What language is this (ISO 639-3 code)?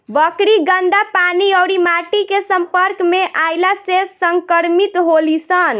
bho